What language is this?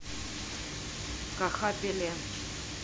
Russian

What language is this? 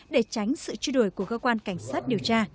Vietnamese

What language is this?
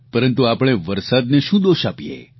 Gujarati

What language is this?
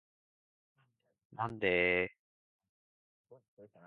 Japanese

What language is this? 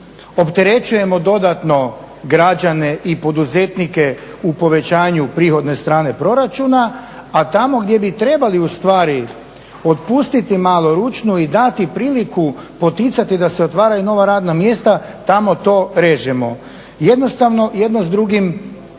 Croatian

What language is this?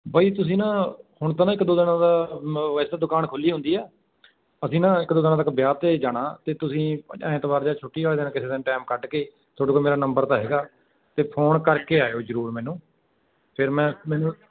Punjabi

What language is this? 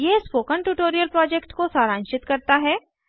Hindi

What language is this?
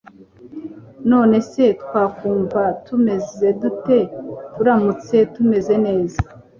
Kinyarwanda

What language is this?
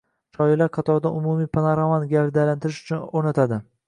Uzbek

